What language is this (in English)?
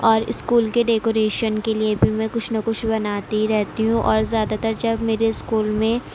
Urdu